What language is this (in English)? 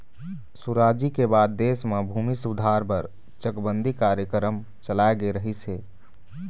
Chhattisgarhi